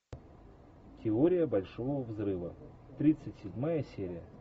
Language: Russian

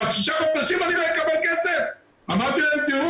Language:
Hebrew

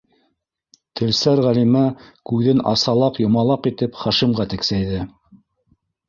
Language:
Bashkir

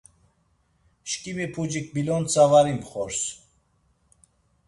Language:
Laz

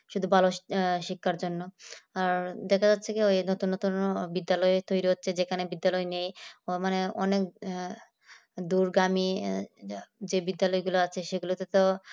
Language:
Bangla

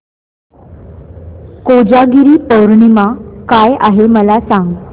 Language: Marathi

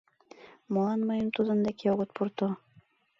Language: Mari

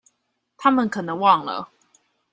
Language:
Chinese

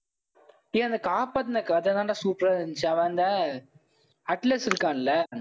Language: Tamil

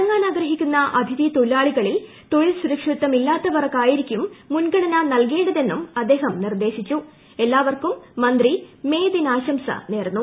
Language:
Malayalam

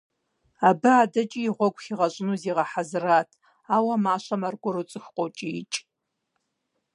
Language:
Kabardian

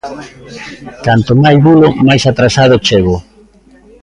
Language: Galician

